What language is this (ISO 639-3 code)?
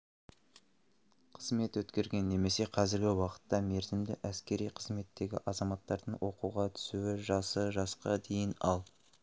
kaz